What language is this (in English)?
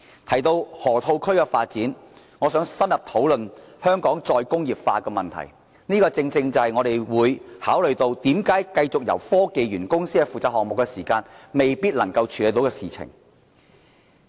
Cantonese